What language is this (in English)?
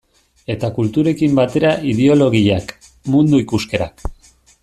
Basque